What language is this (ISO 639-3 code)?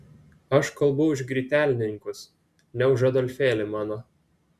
lit